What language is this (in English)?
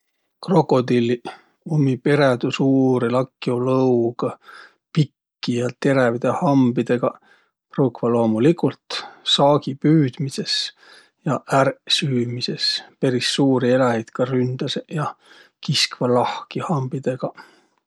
Võro